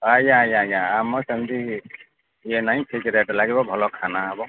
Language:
Odia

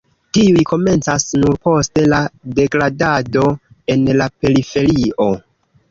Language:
Esperanto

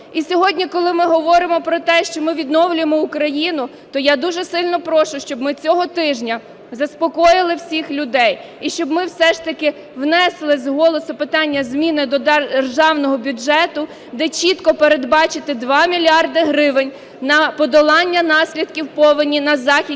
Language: Ukrainian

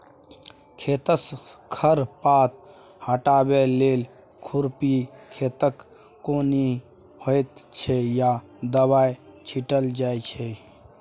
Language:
Maithili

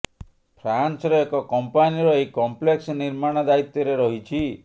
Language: Odia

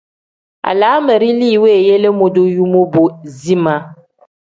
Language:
Tem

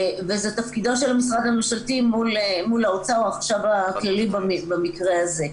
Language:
Hebrew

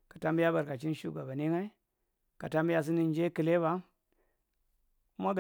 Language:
Marghi Central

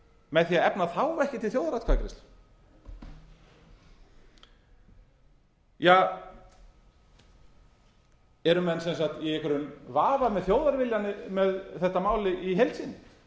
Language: Icelandic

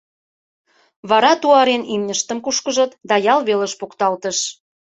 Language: Mari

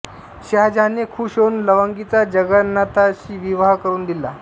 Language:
Marathi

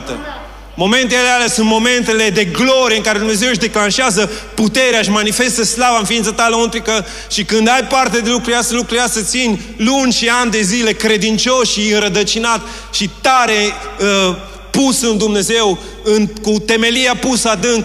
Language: Romanian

